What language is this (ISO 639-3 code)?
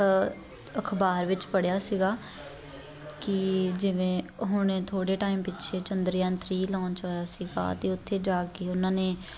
pan